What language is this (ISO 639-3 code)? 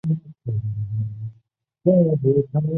zho